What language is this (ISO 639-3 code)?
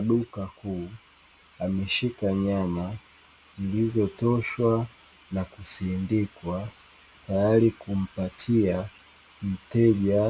swa